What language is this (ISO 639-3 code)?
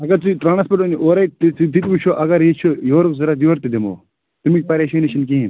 kas